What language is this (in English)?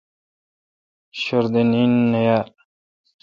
Kalkoti